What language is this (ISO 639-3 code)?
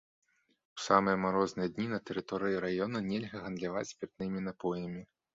bel